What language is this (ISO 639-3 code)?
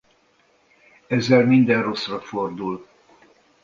hun